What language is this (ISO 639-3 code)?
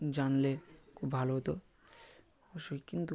ben